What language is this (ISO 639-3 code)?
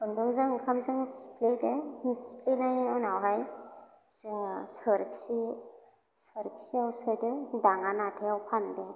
brx